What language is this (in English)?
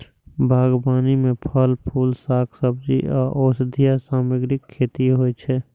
Maithili